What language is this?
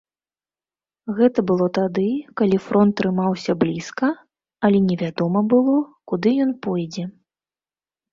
Belarusian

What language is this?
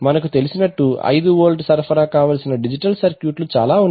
Telugu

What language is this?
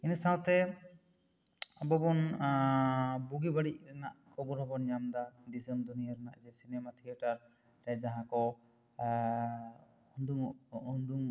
Santali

